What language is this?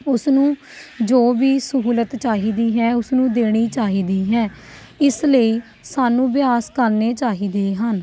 Punjabi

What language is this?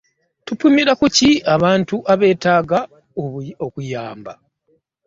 Ganda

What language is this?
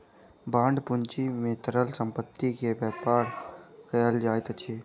Maithili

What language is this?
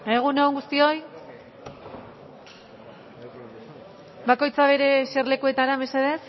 Basque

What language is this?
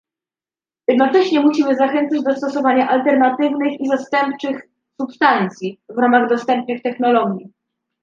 Polish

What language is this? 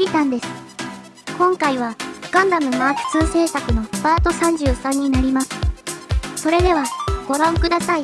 Japanese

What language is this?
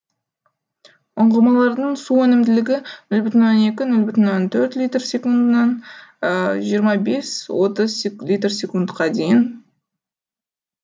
Kazakh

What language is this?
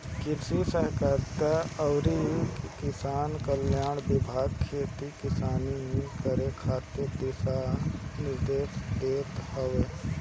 Bhojpuri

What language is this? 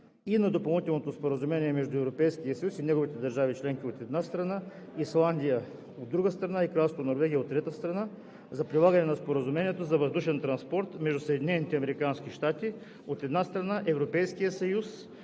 Bulgarian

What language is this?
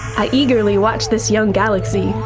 English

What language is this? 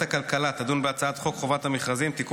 Hebrew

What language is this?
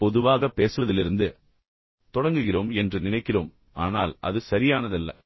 Tamil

